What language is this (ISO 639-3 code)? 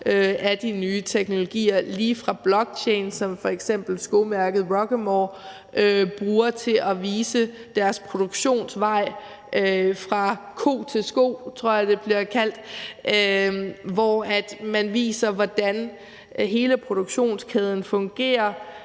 dan